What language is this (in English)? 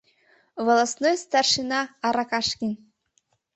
Mari